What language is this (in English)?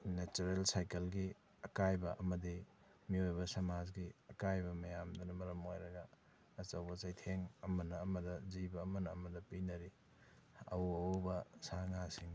Manipuri